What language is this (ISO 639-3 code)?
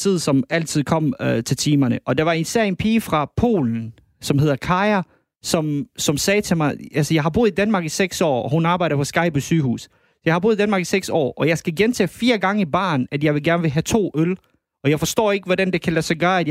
dan